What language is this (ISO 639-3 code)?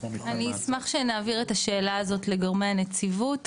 heb